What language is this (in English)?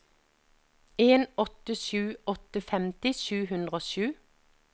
Norwegian